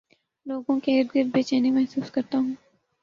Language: Urdu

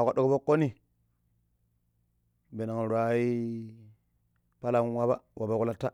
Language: Pero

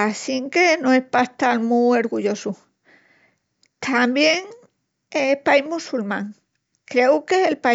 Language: Extremaduran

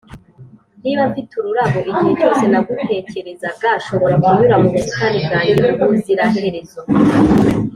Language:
Kinyarwanda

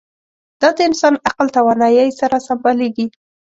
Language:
Pashto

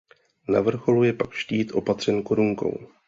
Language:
Czech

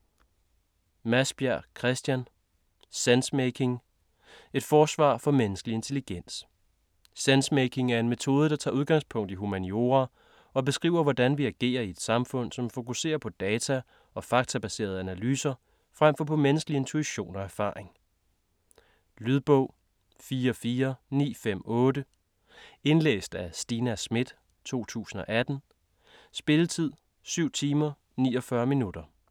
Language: Danish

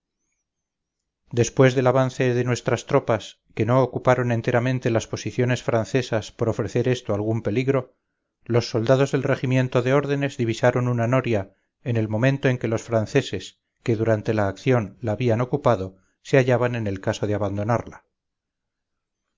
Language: Spanish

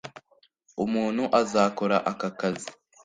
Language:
Kinyarwanda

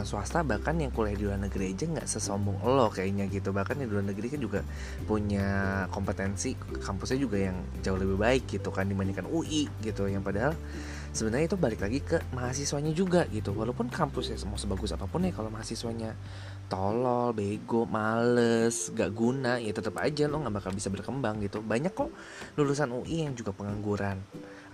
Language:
Indonesian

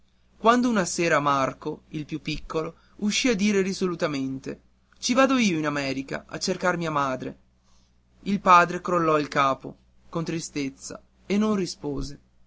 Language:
Italian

